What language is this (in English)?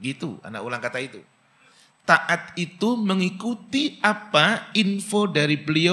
Indonesian